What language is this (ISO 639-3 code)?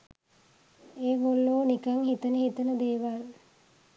sin